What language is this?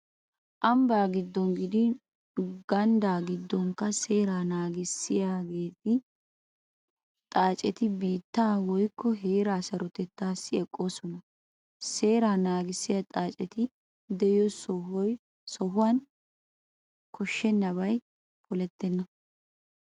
Wolaytta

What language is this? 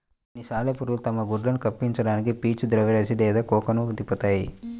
Telugu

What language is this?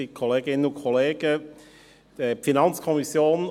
Swiss German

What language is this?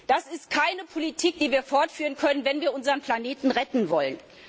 German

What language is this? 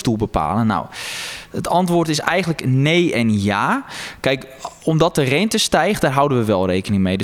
Dutch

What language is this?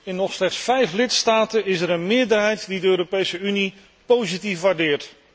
Dutch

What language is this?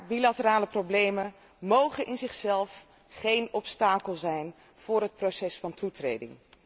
Dutch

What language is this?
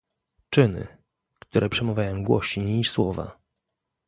Polish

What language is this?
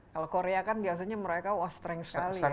Indonesian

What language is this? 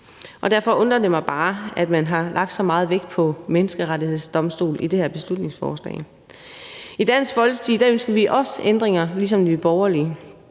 Danish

